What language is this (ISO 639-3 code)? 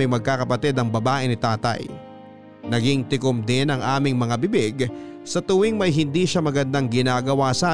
fil